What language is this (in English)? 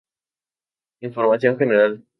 Spanish